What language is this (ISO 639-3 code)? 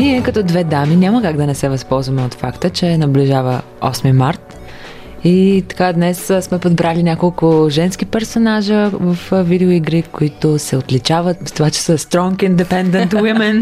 bul